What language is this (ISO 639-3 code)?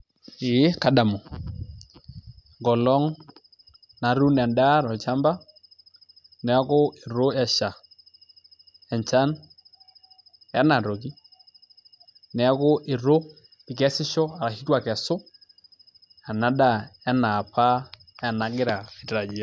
mas